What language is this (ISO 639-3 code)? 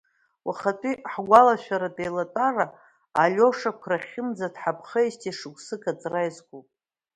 abk